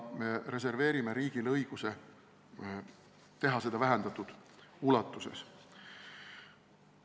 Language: Estonian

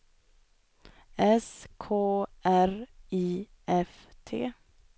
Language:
Swedish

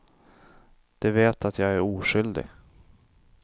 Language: Swedish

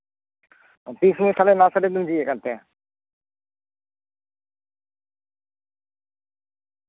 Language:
Santali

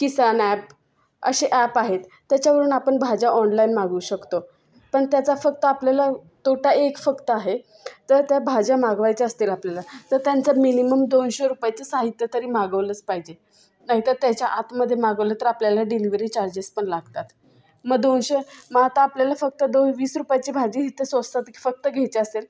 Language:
Marathi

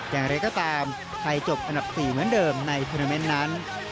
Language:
Thai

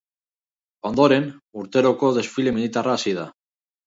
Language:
Basque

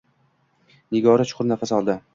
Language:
Uzbek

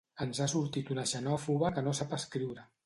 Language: Catalan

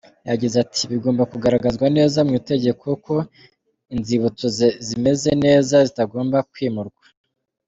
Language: Kinyarwanda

